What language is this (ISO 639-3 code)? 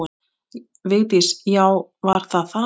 isl